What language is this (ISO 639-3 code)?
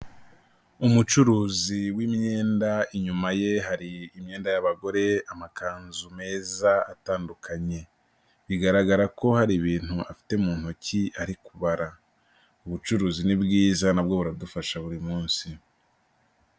kin